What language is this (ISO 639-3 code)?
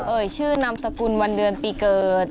tha